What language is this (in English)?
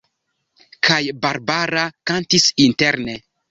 Esperanto